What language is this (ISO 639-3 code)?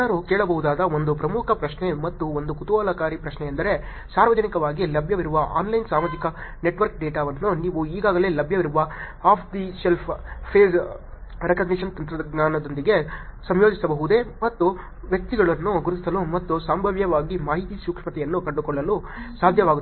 kan